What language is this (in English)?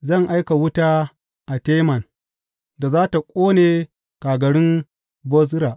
Hausa